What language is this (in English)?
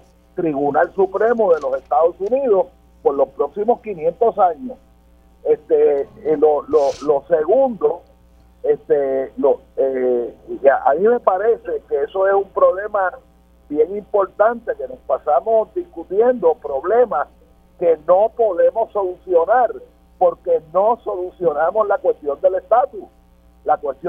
Spanish